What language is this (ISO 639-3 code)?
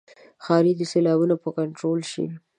pus